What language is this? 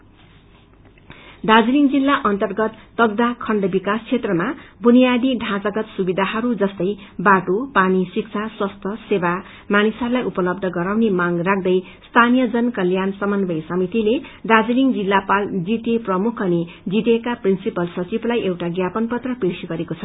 Nepali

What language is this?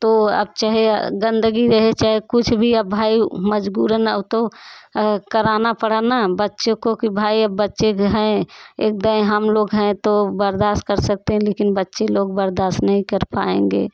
Hindi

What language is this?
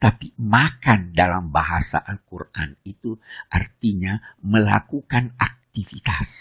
Indonesian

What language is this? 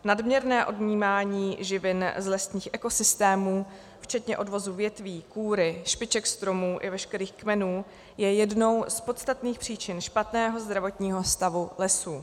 Czech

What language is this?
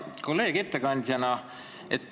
Estonian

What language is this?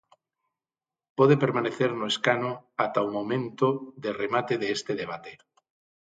Galician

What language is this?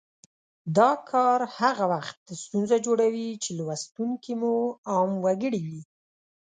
Pashto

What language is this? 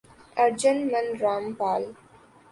Urdu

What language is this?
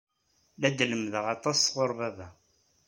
Kabyle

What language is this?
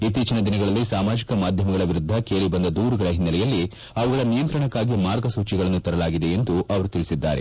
Kannada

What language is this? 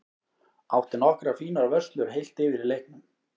Icelandic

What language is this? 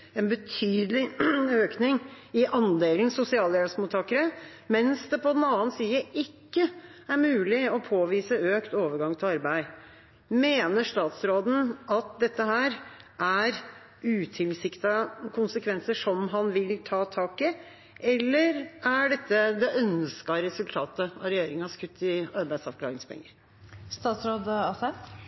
Norwegian Bokmål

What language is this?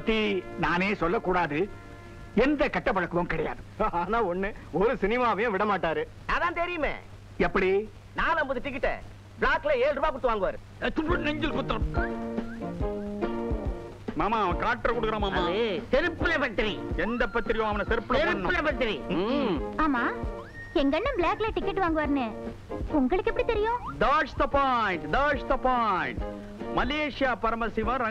Tamil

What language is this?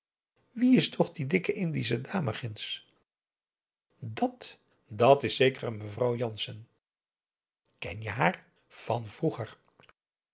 Dutch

